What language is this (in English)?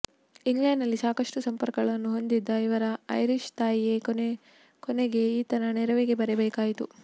Kannada